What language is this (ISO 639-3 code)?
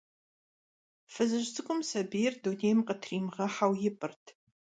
kbd